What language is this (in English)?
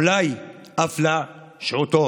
Hebrew